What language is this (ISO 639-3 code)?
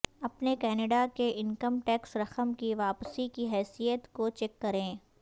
urd